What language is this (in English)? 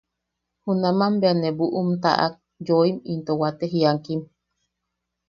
Yaqui